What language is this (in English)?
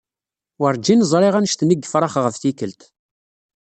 Kabyle